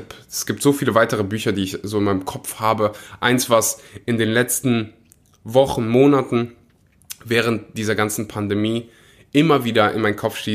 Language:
German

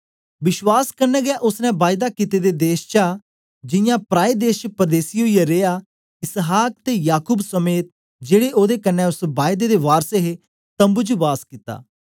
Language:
Dogri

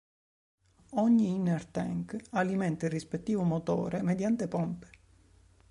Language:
Italian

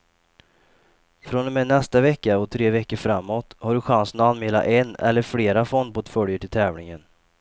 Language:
Swedish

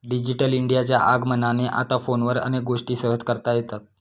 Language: Marathi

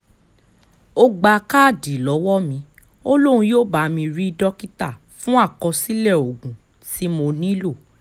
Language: Yoruba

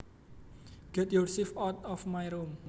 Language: Javanese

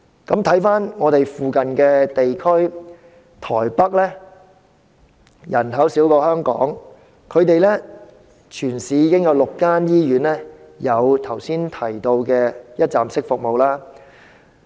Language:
Cantonese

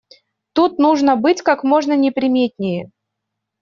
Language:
Russian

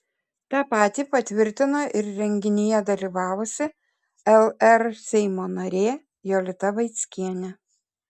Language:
Lithuanian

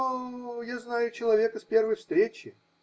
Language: Russian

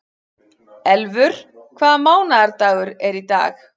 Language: Icelandic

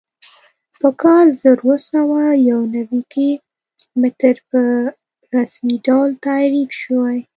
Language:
Pashto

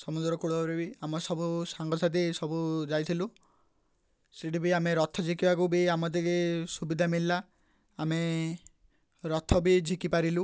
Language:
Odia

